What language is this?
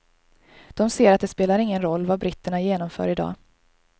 Swedish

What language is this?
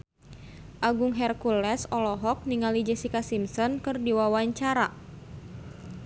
Sundanese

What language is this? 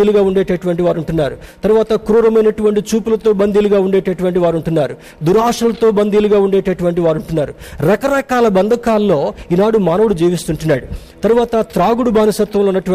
Telugu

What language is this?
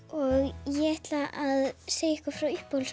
Icelandic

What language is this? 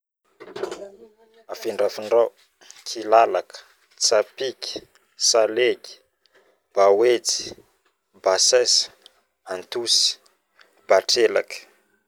Northern Betsimisaraka Malagasy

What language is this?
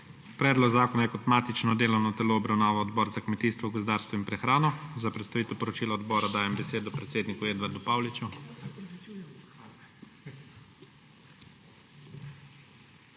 Slovenian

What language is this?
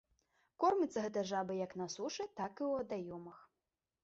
Belarusian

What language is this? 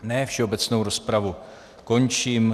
Czech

